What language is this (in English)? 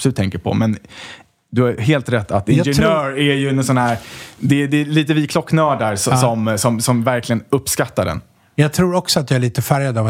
Swedish